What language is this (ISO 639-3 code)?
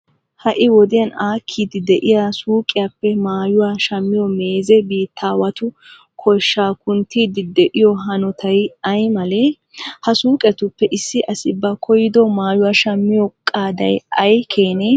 wal